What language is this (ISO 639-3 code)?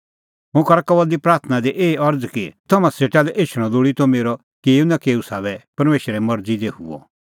kfx